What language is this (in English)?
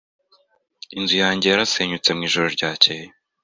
Kinyarwanda